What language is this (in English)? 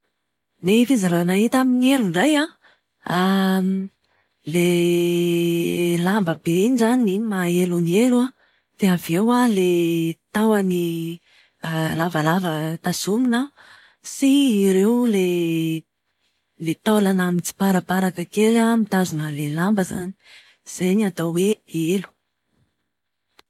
Malagasy